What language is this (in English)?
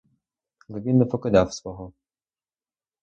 Ukrainian